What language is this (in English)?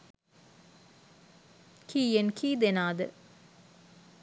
Sinhala